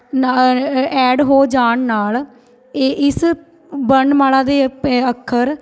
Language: Punjabi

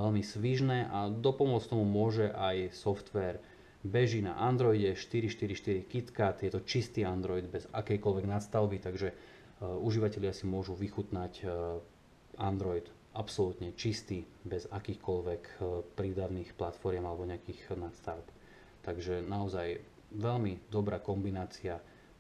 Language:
Slovak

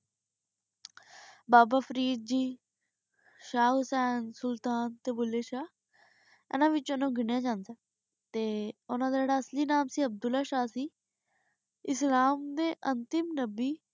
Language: Punjabi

